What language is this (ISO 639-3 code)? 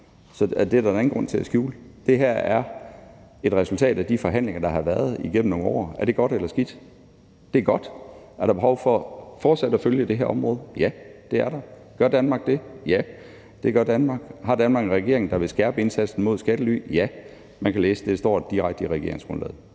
dan